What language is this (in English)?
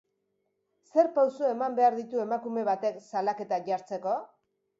Basque